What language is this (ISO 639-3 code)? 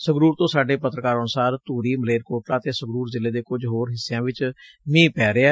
pan